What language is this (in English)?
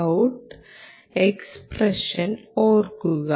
Malayalam